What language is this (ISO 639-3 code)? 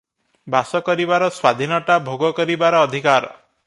ori